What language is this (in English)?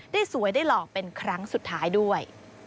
Thai